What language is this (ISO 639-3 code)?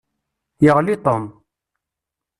kab